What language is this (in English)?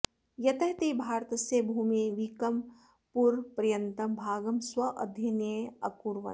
Sanskrit